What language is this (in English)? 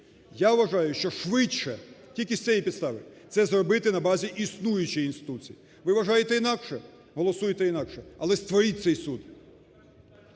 Ukrainian